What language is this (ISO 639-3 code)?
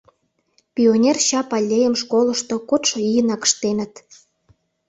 chm